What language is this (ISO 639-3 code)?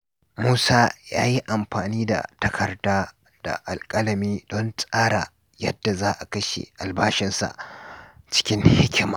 hau